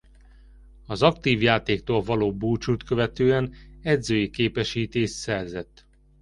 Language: Hungarian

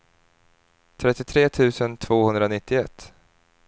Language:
Swedish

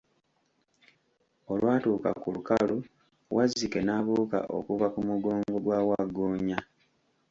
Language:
Ganda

